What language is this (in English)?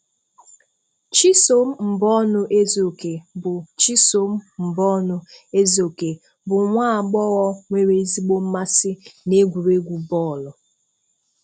Igbo